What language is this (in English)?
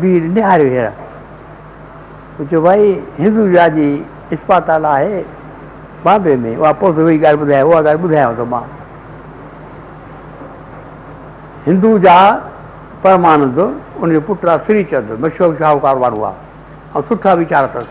Hindi